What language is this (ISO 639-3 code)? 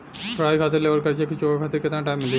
bho